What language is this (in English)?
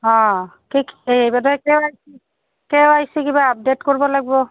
Assamese